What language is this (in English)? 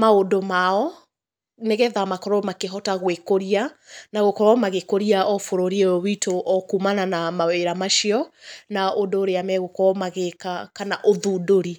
Kikuyu